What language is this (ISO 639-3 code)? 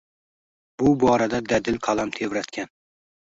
uzb